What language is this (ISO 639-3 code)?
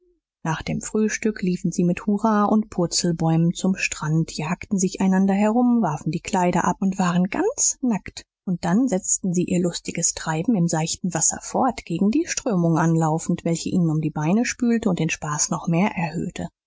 deu